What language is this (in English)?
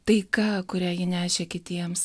Lithuanian